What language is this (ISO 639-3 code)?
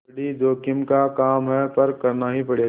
hin